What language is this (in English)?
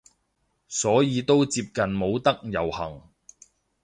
Cantonese